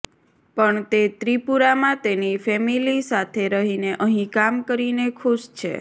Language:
Gujarati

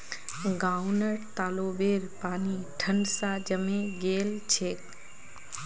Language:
Magahi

